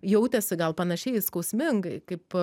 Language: Lithuanian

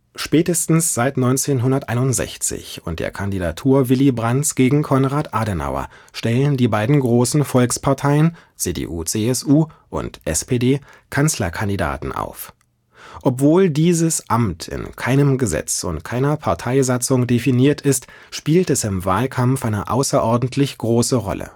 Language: German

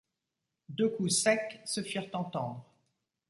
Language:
French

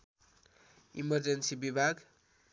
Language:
Nepali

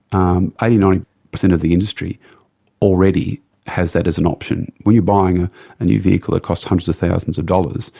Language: English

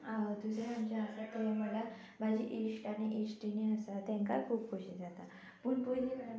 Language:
Konkani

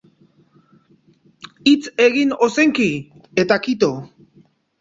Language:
Basque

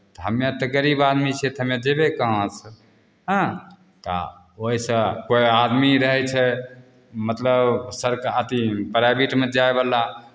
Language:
Maithili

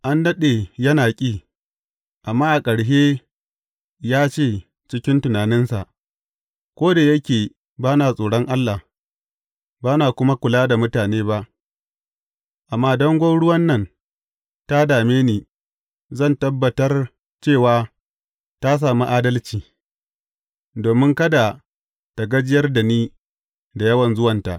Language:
Hausa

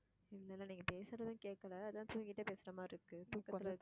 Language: Tamil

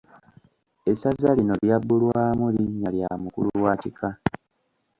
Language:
Ganda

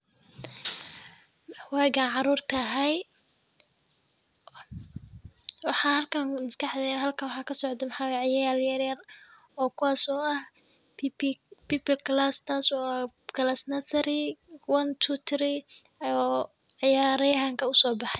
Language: Somali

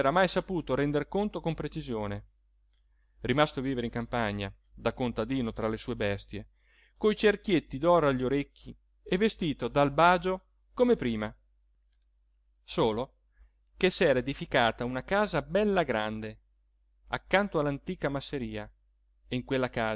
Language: Italian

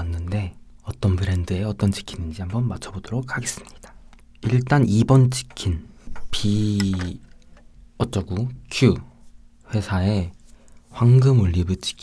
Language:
Korean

